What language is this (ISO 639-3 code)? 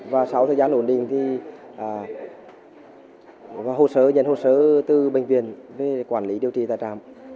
vie